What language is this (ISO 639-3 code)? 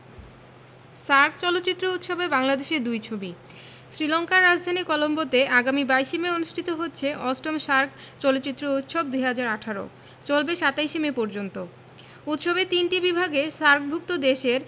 ben